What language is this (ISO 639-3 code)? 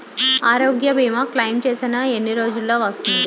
tel